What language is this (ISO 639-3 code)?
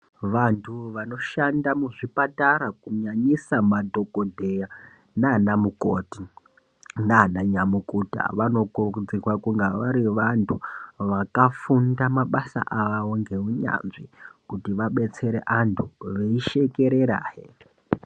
ndc